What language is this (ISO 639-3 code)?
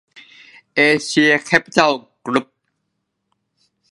tha